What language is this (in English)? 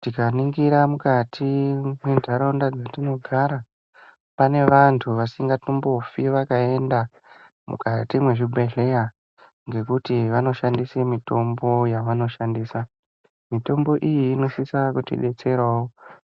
Ndau